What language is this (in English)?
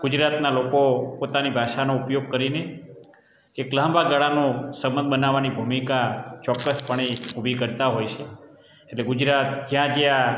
Gujarati